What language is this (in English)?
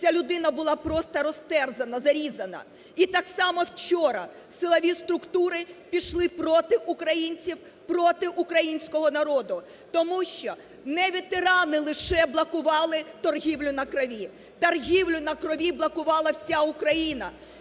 Ukrainian